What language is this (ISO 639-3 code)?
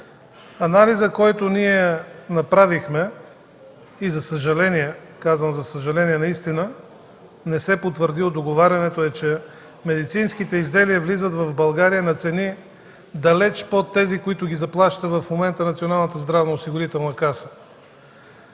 bul